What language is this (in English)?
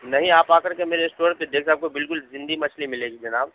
Urdu